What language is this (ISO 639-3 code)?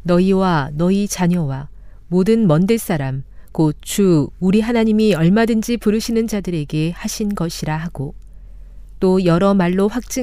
kor